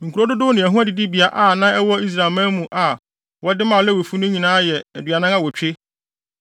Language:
Akan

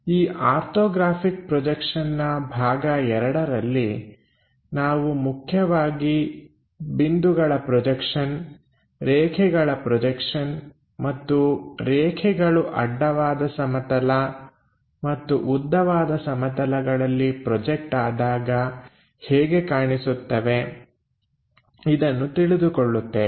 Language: Kannada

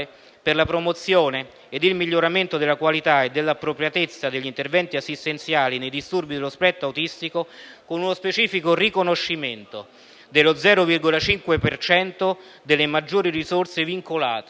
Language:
Italian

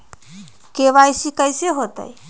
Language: Magahi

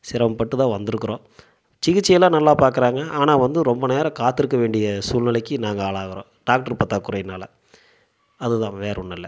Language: Tamil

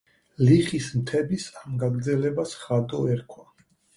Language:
Georgian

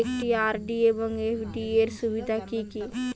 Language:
Bangla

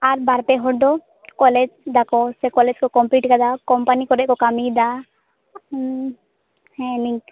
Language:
Santali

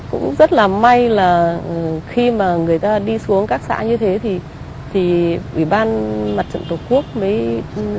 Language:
Vietnamese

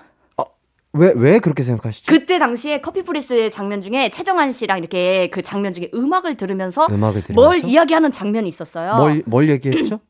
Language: Korean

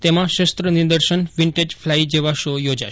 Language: Gujarati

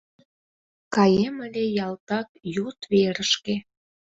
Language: Mari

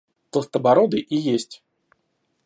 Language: Russian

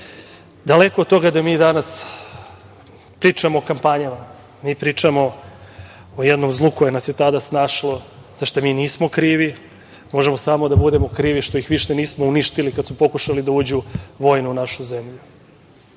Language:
Serbian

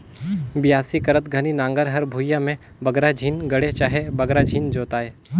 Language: Chhattisgarhi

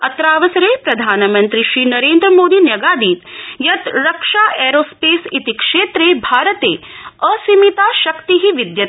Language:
Sanskrit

